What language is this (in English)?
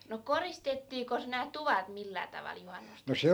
Finnish